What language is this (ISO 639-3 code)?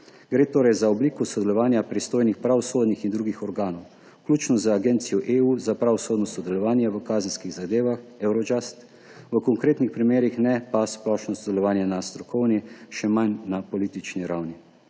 slv